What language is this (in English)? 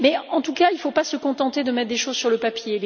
French